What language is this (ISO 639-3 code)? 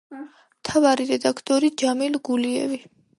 kat